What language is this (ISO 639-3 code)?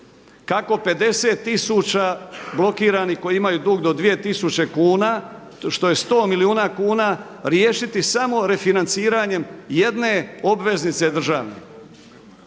hrv